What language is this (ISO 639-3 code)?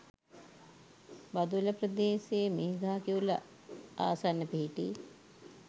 sin